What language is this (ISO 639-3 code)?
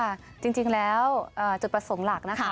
tha